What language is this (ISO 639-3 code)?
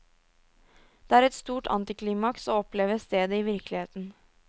nor